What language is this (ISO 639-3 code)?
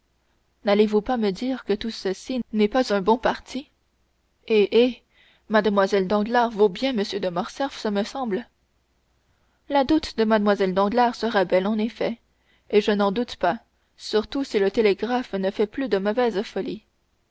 fra